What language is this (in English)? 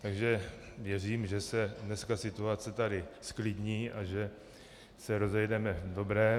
Czech